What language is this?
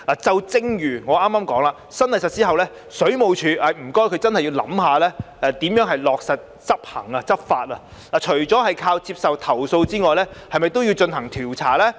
Cantonese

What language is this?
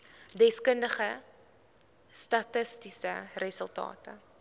Afrikaans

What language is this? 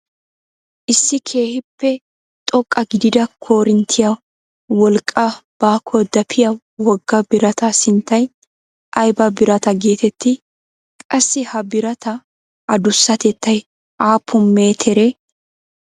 Wolaytta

